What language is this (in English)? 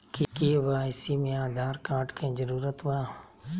Magahi